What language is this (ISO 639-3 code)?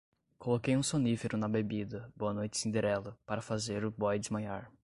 por